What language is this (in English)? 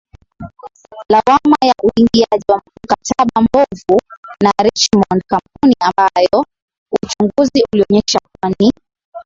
Swahili